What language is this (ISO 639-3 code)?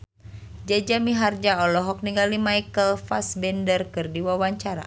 sun